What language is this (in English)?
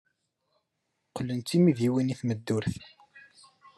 Kabyle